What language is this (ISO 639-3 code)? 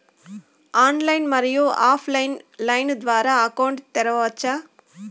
tel